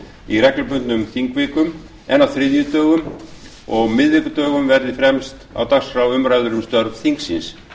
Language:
Icelandic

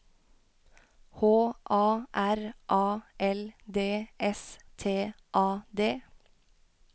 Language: Norwegian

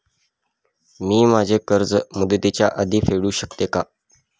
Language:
Marathi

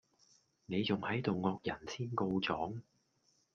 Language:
Cantonese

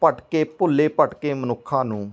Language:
Punjabi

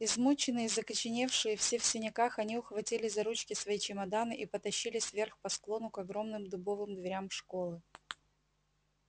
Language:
Russian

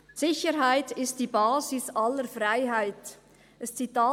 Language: Swiss German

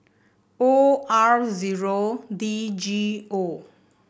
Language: English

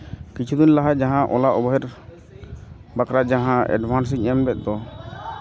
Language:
Santali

